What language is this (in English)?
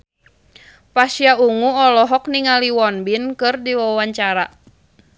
Sundanese